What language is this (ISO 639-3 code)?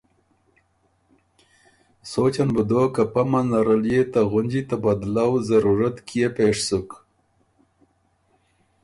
oru